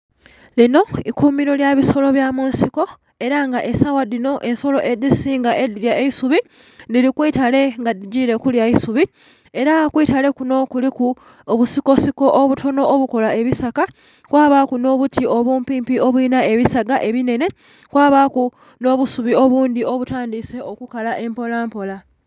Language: Soga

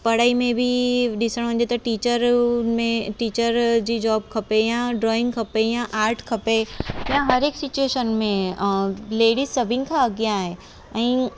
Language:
Sindhi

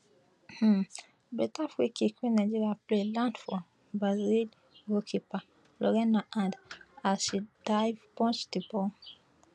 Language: Nigerian Pidgin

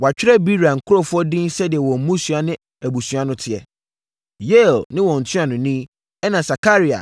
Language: Akan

